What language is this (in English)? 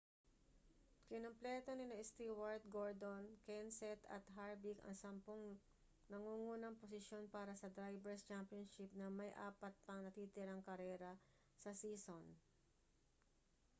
Filipino